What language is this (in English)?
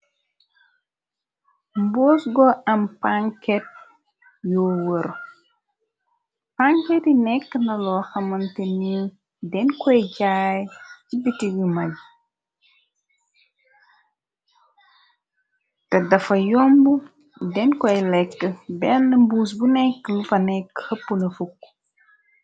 Wolof